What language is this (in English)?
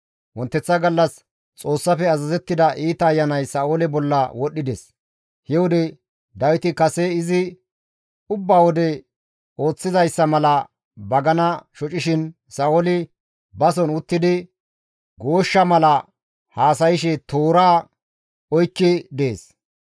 Gamo